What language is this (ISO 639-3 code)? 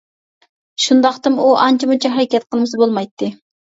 uig